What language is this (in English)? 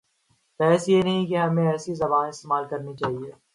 Urdu